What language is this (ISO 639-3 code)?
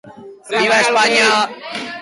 eus